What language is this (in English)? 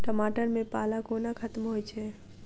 Maithili